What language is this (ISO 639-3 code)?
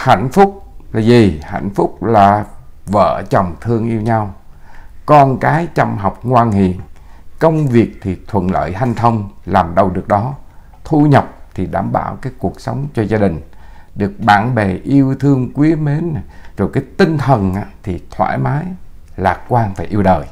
vie